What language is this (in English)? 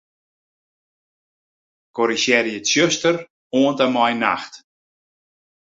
Western Frisian